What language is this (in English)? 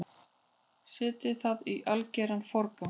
Icelandic